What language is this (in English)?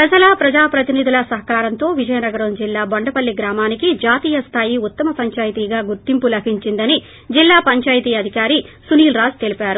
Telugu